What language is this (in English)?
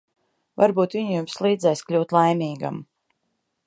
Latvian